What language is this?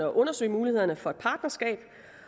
Danish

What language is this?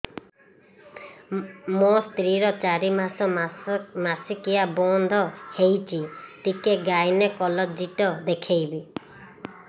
Odia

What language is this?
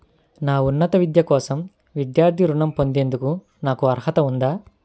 Telugu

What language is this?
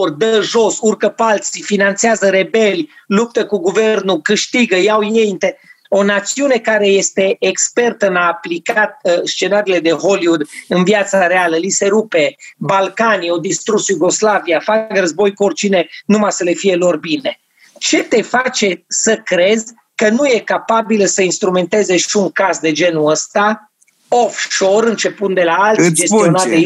Romanian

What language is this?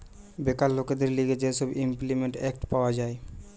Bangla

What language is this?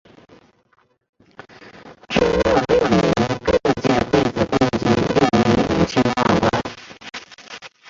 Chinese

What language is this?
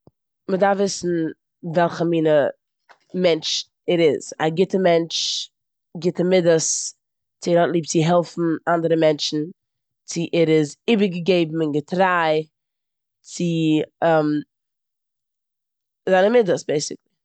Yiddish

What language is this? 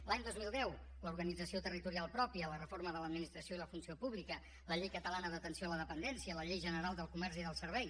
Catalan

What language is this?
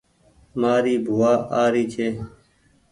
Goaria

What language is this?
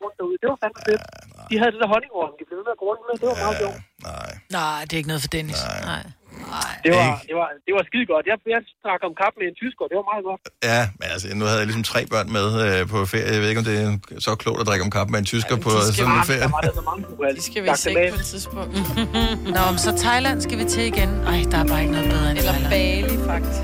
Danish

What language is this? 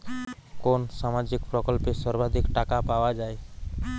Bangla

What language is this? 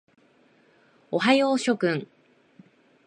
Japanese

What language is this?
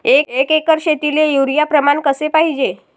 Marathi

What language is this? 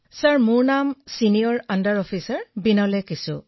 Assamese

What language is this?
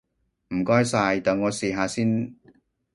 Cantonese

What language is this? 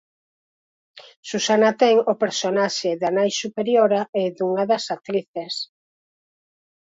Galician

